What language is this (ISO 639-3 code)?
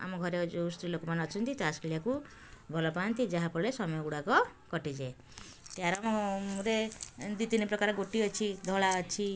ori